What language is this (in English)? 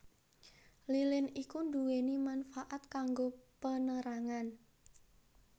Javanese